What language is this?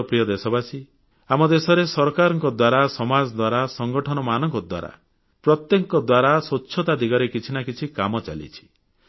Odia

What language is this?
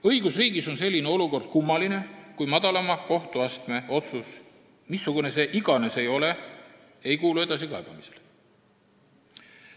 Estonian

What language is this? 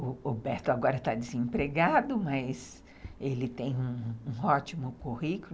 Portuguese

